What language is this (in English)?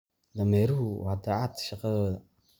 Somali